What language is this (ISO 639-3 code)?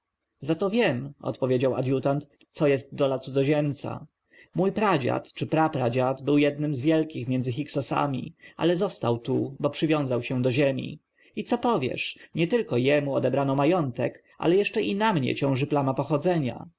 pol